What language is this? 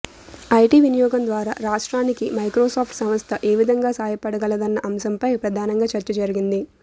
Telugu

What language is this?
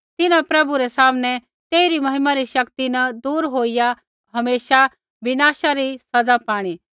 Kullu Pahari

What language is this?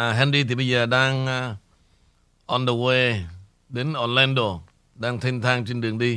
Vietnamese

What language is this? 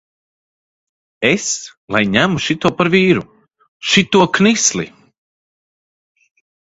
Latvian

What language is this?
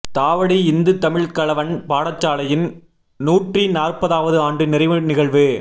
Tamil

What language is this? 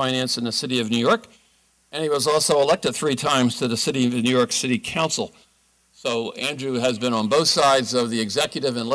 English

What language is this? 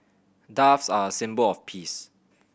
English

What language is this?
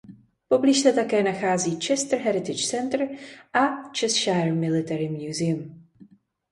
Czech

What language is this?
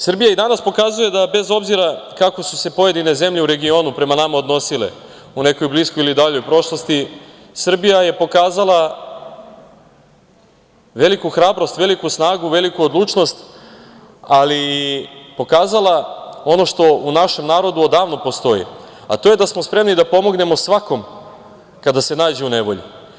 Serbian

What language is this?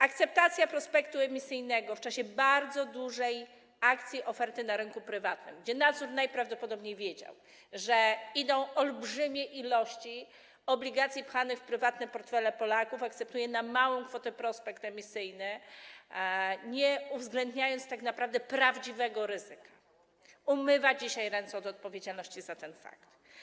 Polish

